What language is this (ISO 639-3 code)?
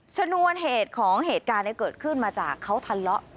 tha